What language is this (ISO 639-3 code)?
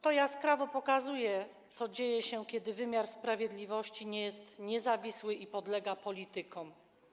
pol